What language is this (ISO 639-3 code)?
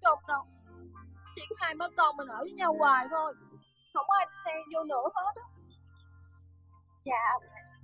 vie